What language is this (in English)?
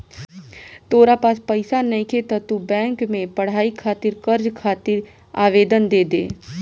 Bhojpuri